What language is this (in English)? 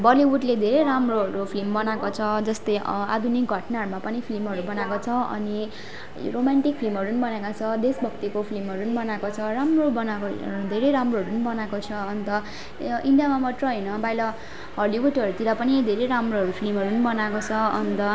Nepali